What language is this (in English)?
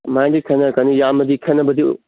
Manipuri